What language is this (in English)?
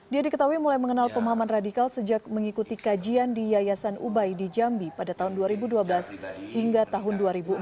Indonesian